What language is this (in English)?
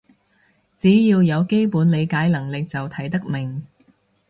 Cantonese